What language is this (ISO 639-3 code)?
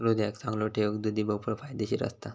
mar